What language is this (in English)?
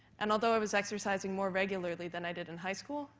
English